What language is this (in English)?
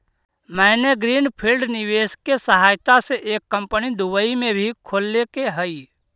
Magahi